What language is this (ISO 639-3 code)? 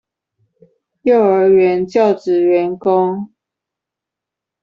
zho